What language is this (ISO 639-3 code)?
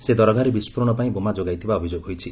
ori